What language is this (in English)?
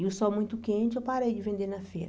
Portuguese